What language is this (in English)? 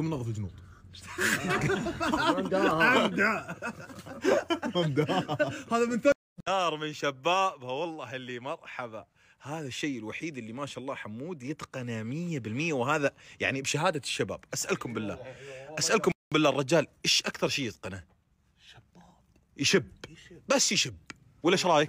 Arabic